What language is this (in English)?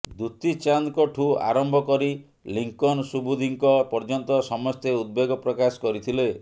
Odia